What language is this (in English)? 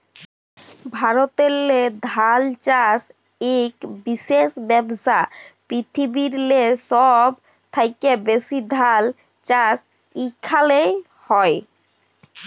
Bangla